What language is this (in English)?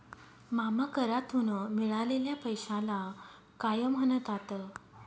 Marathi